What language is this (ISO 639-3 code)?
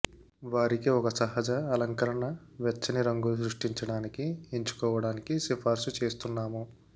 tel